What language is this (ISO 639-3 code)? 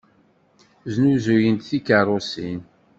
kab